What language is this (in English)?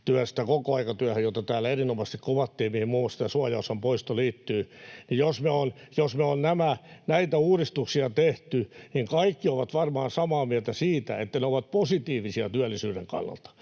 Finnish